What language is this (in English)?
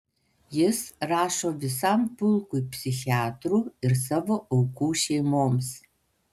Lithuanian